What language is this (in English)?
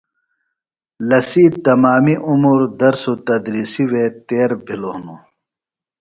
Phalura